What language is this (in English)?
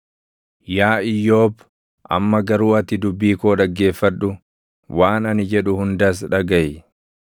Oromo